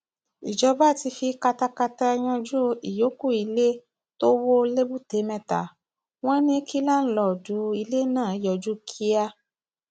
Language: Yoruba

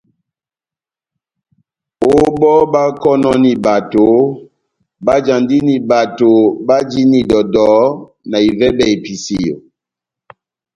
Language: Batanga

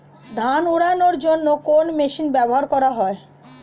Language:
Bangla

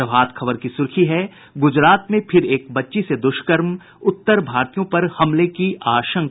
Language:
Hindi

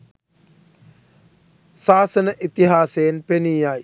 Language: Sinhala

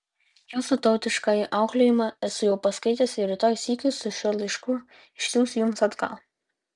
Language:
Lithuanian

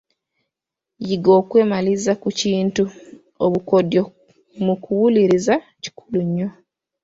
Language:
Ganda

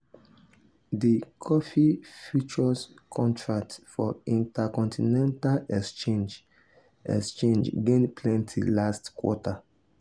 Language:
Nigerian Pidgin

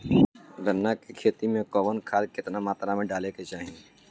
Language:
Bhojpuri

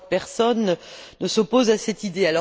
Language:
French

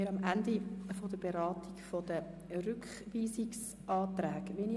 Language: Swiss German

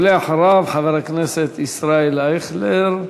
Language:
Hebrew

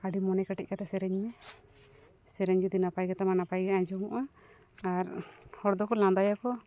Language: Santali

